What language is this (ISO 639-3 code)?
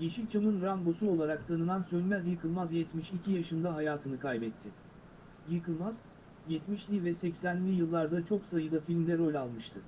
tur